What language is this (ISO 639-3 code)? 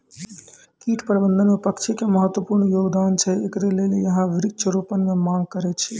mai